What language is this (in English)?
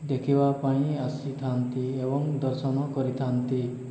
Odia